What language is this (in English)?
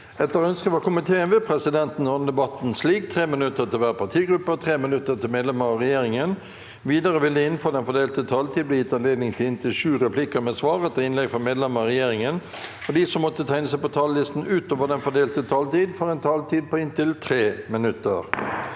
Norwegian